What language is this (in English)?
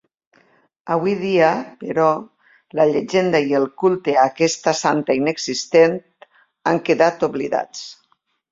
Catalan